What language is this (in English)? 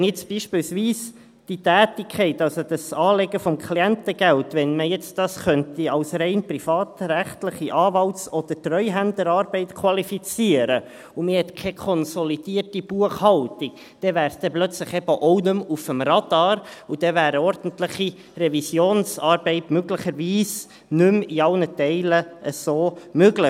Swiss German